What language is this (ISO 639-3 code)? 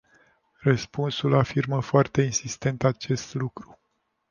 ron